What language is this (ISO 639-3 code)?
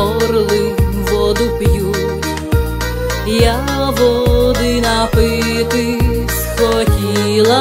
ukr